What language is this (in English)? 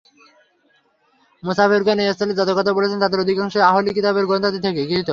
Bangla